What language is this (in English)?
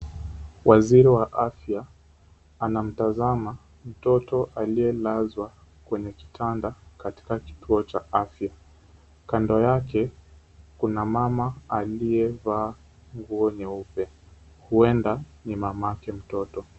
Swahili